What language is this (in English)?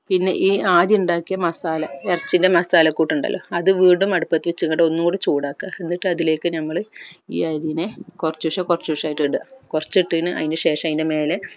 Malayalam